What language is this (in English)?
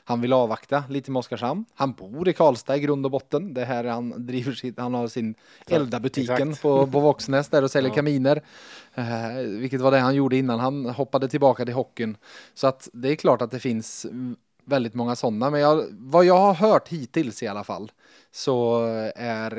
Swedish